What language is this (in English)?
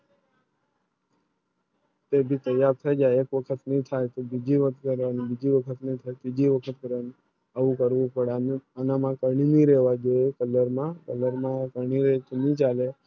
Gujarati